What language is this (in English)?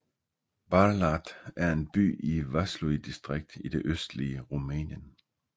Danish